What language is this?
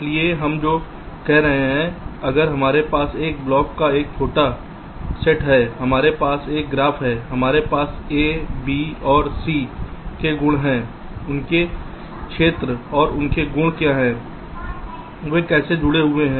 Hindi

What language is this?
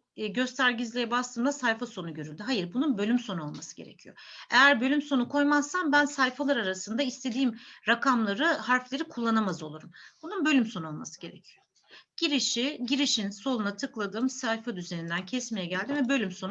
Turkish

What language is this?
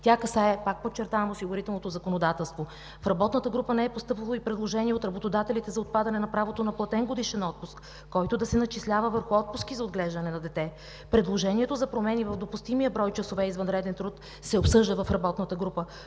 Bulgarian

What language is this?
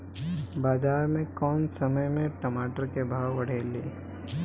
Bhojpuri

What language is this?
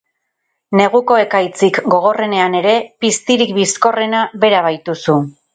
Basque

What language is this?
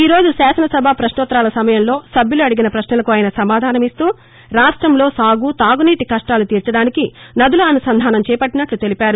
Telugu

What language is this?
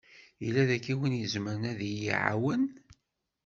Kabyle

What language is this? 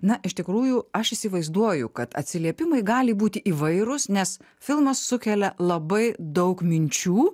Lithuanian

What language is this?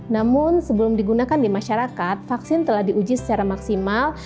Indonesian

